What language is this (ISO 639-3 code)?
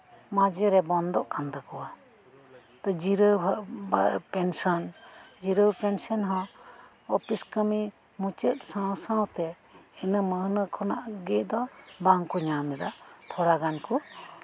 sat